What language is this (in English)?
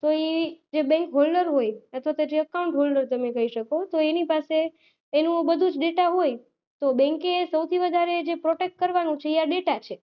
Gujarati